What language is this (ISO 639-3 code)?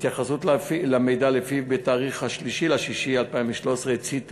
heb